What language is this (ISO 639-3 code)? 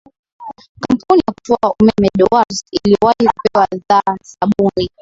swa